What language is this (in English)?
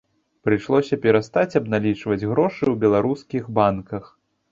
Belarusian